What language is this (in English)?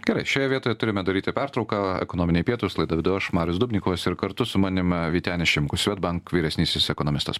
Lithuanian